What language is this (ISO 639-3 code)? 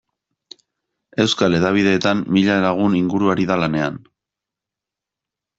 eus